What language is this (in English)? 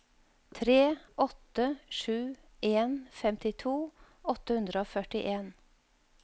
Norwegian